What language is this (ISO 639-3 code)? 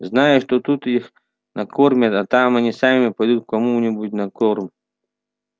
rus